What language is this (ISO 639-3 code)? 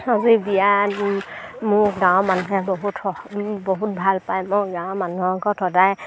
asm